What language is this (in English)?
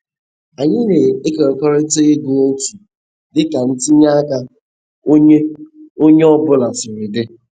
Igbo